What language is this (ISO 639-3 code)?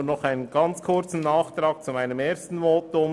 gsw